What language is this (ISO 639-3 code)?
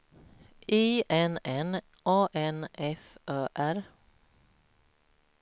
swe